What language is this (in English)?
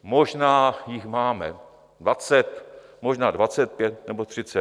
Czech